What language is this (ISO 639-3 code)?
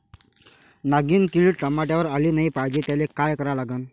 mar